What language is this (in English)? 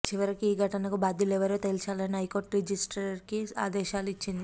Telugu